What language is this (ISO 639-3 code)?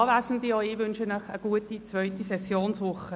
gsw